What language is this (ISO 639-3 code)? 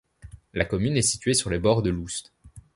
fra